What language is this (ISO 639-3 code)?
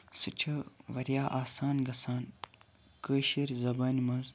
kas